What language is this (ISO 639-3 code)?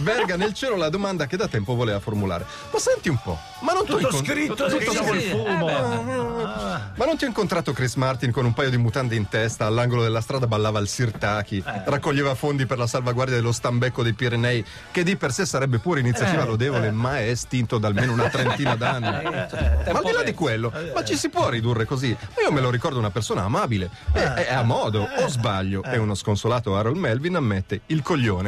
ita